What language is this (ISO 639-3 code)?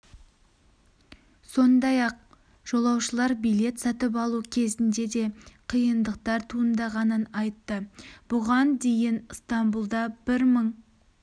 kaz